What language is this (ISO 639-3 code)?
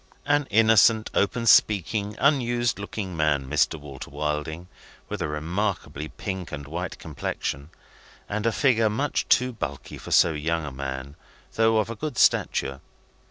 eng